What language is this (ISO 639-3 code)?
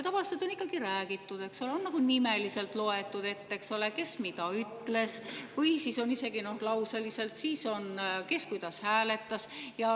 est